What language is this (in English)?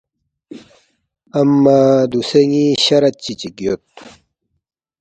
Balti